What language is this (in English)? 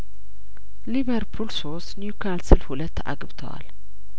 Amharic